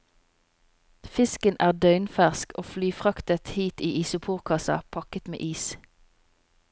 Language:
Norwegian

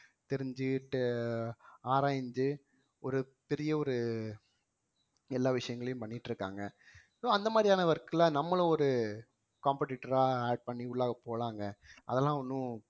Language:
Tamil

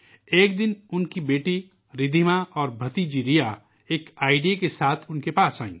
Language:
Urdu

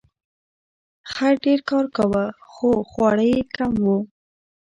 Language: Pashto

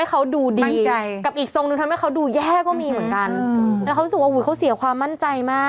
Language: Thai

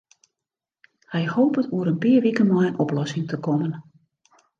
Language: Western Frisian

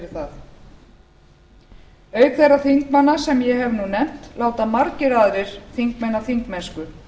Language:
Icelandic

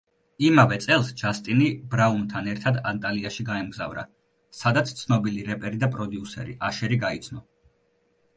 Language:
Georgian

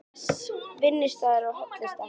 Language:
Icelandic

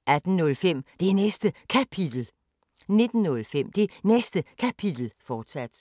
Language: Danish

